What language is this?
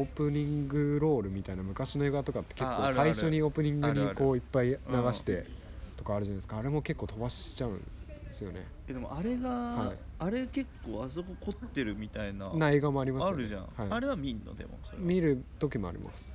Japanese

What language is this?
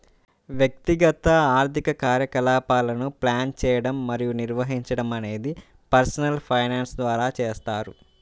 Telugu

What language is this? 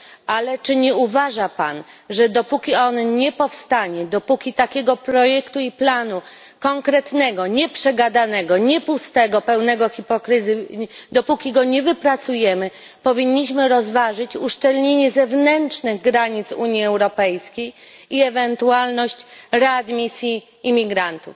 Polish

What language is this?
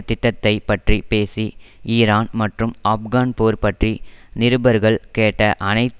Tamil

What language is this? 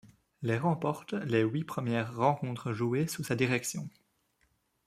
French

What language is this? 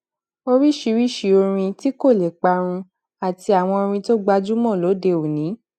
Yoruba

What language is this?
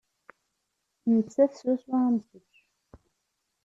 Kabyle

